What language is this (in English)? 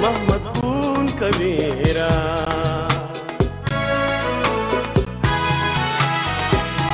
Arabic